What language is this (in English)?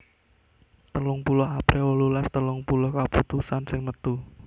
Javanese